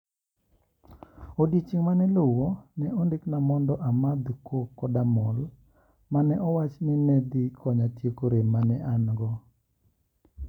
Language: Luo (Kenya and Tanzania)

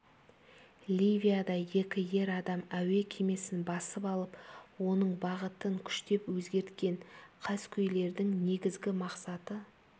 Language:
Kazakh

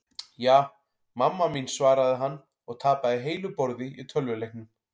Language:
Icelandic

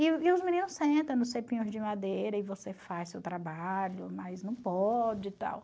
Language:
Portuguese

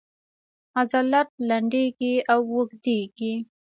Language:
Pashto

